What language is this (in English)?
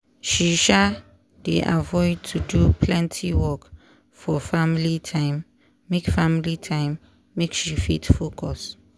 Nigerian Pidgin